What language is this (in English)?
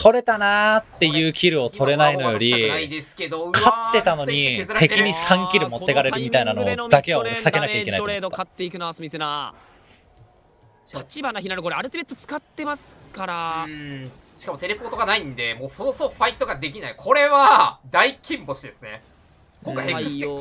Japanese